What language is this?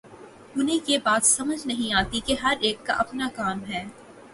Urdu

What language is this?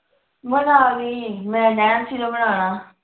Punjabi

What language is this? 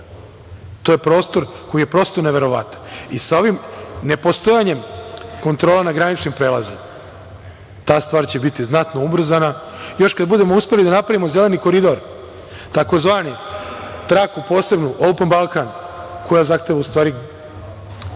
Serbian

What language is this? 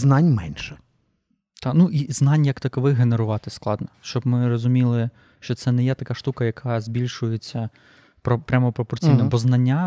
Ukrainian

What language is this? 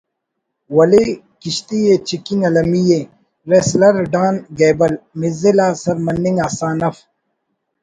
Brahui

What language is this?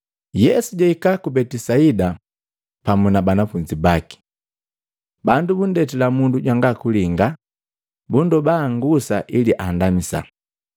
Matengo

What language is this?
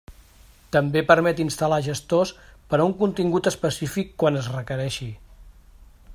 Catalan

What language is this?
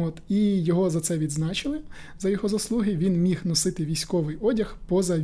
Ukrainian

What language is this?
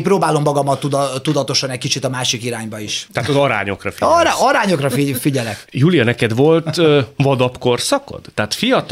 Hungarian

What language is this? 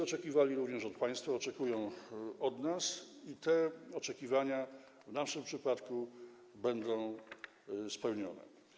Polish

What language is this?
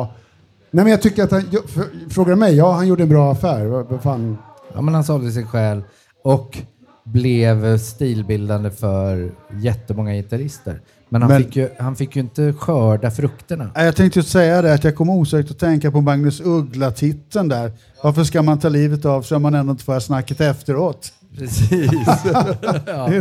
Swedish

